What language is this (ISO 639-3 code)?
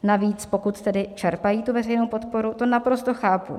ces